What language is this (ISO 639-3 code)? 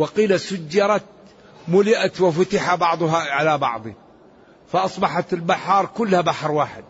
ara